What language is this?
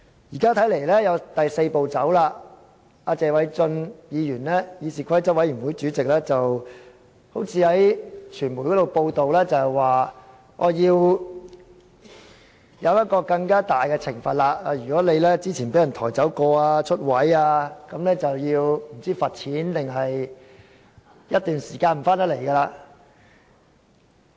Cantonese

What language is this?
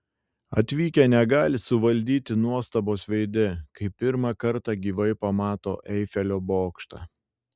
Lithuanian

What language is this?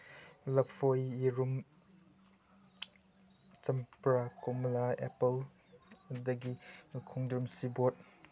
Manipuri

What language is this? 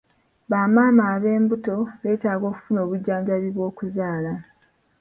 Ganda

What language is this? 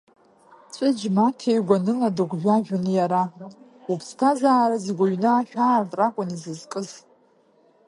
Abkhazian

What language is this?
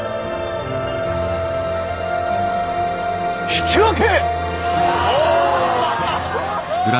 Japanese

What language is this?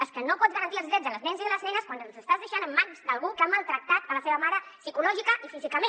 Catalan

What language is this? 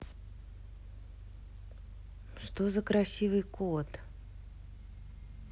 Russian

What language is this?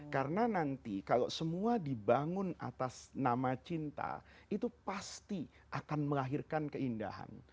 Indonesian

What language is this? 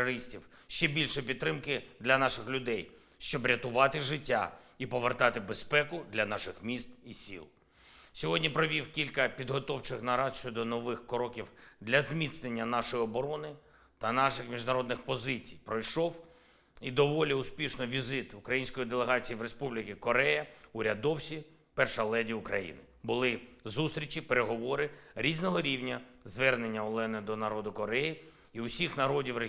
Ukrainian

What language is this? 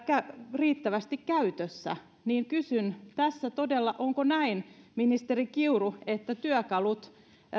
Finnish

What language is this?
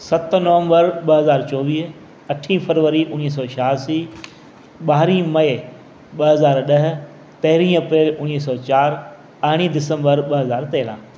Sindhi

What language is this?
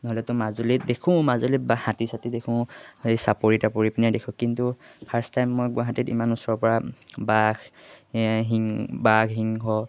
Assamese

